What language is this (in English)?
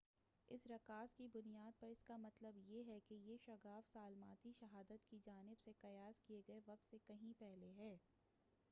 Urdu